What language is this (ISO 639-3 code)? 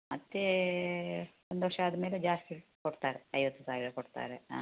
kan